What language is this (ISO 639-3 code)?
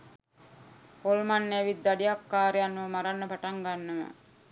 sin